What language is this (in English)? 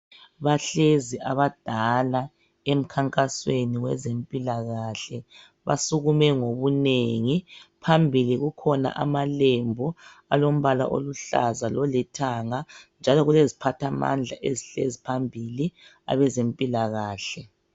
North Ndebele